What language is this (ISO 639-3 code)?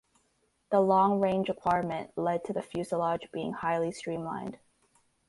eng